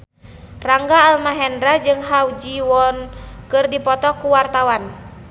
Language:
Sundanese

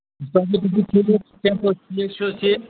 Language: Kashmiri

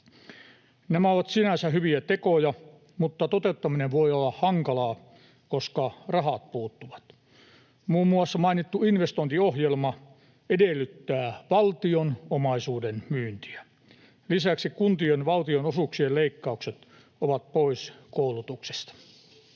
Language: Finnish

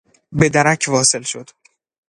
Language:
Persian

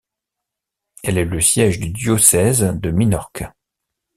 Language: French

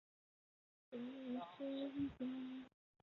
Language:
Chinese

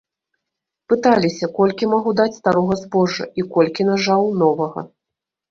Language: Belarusian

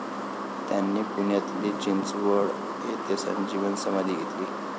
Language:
Marathi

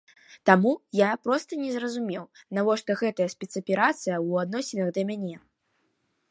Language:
Belarusian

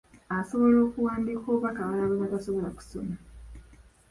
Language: Ganda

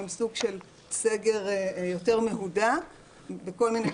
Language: Hebrew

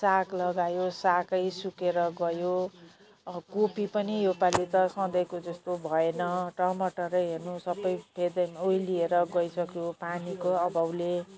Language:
Nepali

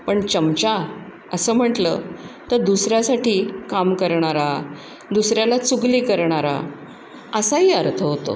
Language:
Marathi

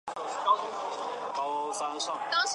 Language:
Chinese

